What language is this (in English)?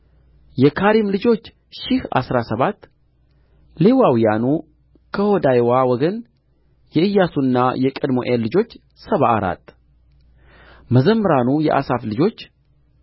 Amharic